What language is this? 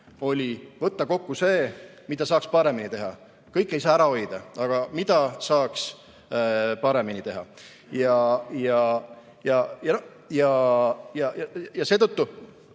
Estonian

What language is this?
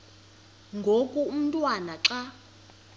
Xhosa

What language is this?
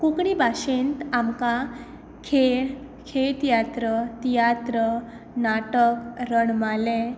Konkani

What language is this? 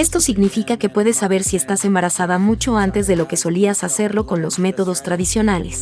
Spanish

